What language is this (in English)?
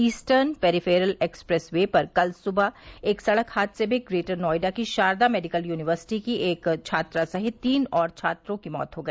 Hindi